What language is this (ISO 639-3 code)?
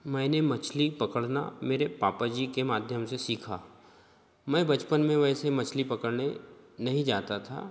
hin